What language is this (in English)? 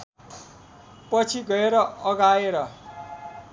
Nepali